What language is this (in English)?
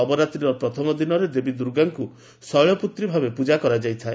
Odia